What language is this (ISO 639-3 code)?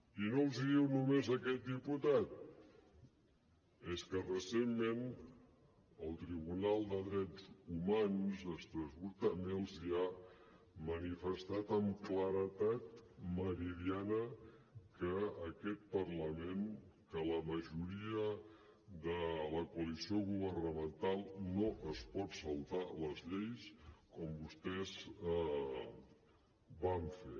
cat